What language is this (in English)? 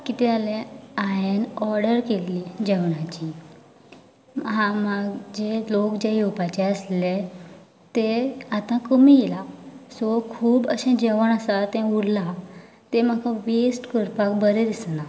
Konkani